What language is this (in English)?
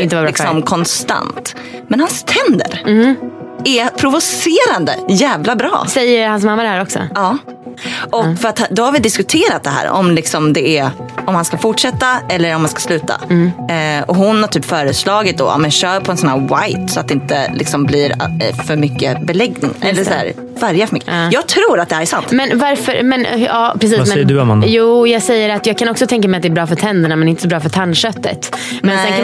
Swedish